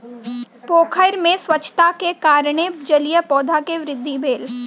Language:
Maithili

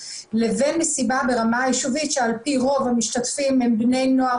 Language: Hebrew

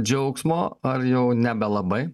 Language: Lithuanian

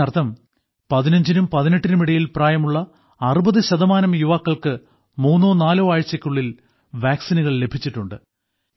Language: Malayalam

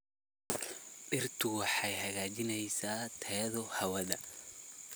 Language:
Somali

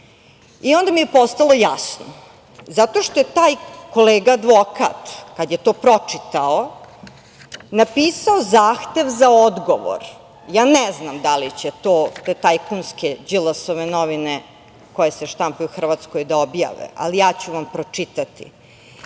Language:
Serbian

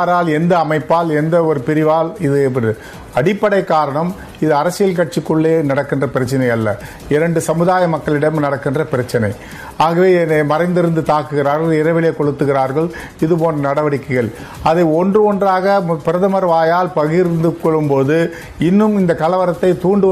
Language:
Romanian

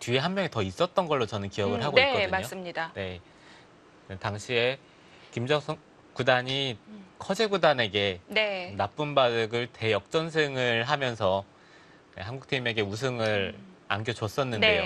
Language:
Korean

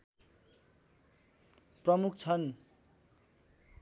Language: Nepali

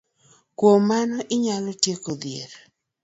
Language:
Luo (Kenya and Tanzania)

